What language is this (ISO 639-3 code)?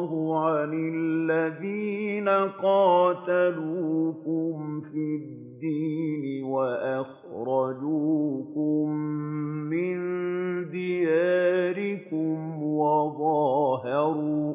ara